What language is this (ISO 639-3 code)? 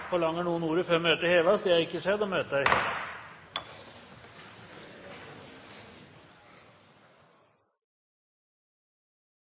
nob